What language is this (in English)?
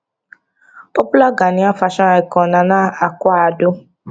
Nigerian Pidgin